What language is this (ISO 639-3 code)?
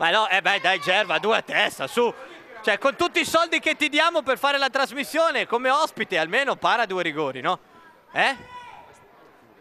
ita